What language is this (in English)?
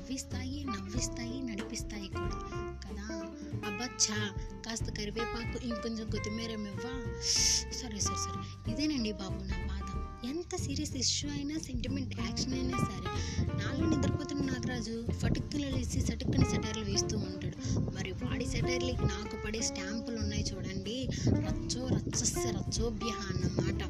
Telugu